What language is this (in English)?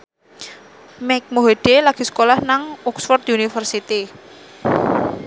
Javanese